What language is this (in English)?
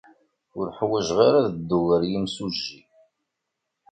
Kabyle